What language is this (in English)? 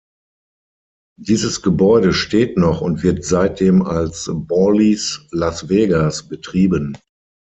German